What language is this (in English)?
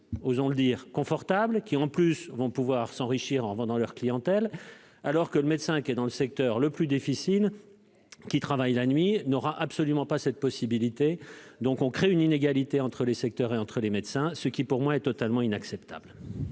French